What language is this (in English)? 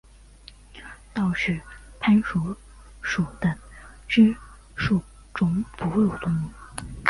Chinese